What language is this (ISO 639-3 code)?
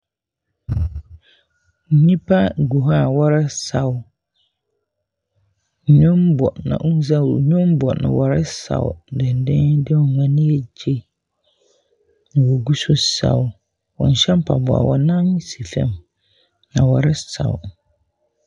aka